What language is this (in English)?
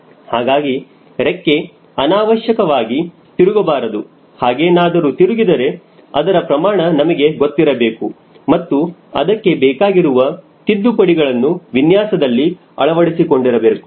Kannada